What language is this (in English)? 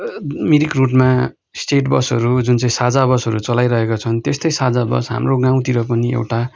Nepali